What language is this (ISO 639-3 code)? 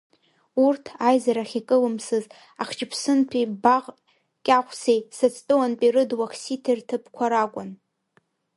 abk